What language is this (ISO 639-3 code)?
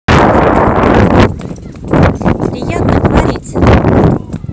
rus